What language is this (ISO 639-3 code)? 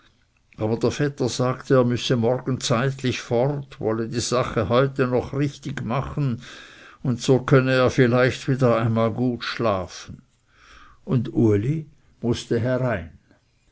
deu